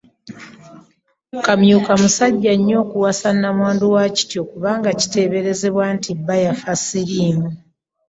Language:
Ganda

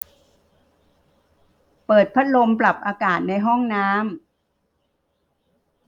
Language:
Thai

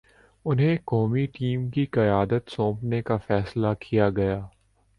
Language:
Urdu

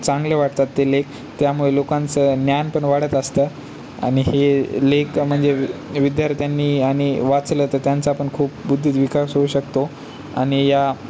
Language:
Marathi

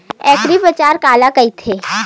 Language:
Chhattisgarhi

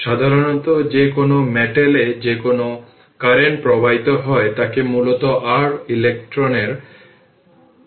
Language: Bangla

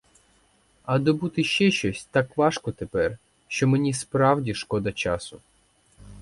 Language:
Ukrainian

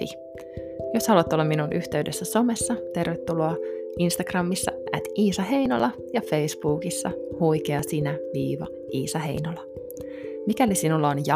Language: Finnish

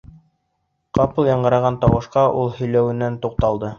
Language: Bashkir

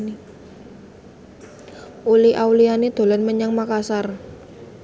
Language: Javanese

